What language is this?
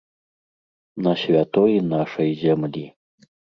Belarusian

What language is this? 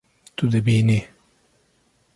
Kurdish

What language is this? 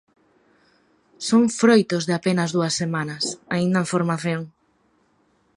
Galician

